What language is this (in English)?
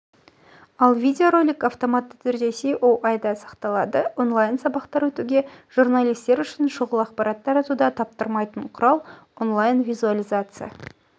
Kazakh